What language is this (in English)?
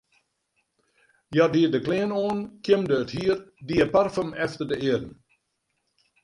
Western Frisian